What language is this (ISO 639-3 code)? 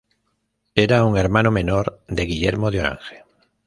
spa